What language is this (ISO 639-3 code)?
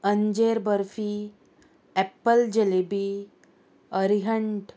kok